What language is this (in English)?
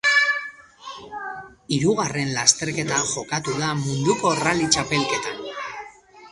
Basque